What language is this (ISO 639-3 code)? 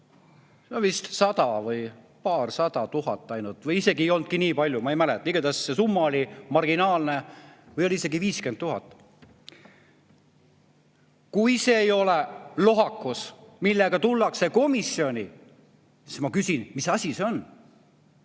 est